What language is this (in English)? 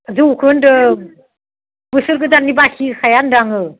Bodo